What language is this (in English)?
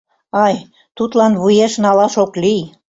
Mari